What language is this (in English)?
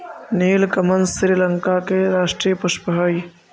Magahi